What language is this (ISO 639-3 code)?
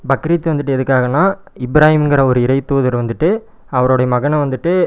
tam